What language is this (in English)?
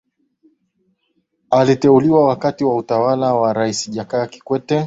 Swahili